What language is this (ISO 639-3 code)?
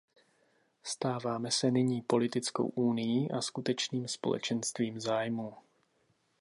ces